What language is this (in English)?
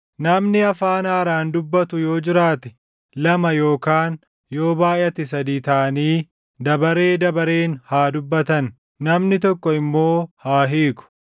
Oromo